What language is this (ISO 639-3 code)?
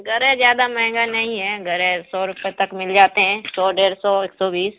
urd